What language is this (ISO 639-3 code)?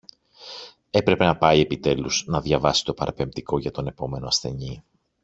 ell